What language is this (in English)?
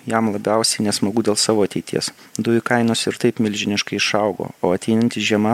Lithuanian